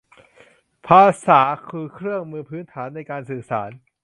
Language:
Thai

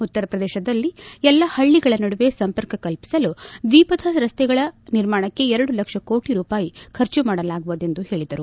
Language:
Kannada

